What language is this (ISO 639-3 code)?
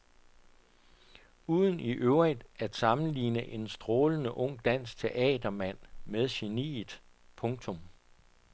dan